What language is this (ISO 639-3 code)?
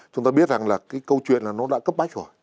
vie